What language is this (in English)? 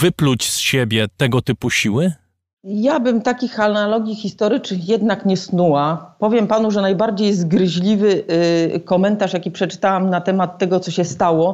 Polish